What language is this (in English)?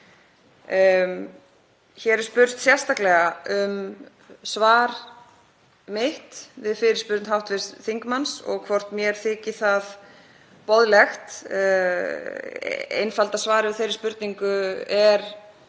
Icelandic